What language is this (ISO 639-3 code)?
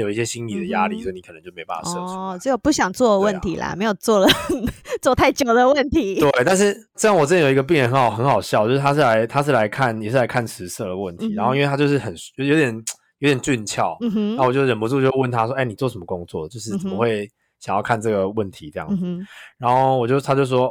zho